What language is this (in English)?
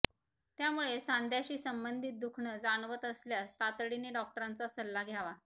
Marathi